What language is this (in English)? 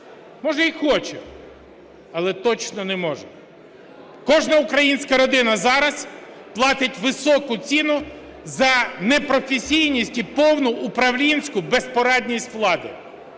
Ukrainian